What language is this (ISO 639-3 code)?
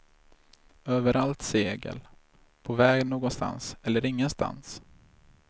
swe